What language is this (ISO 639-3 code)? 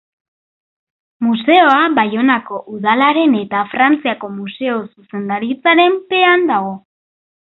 eus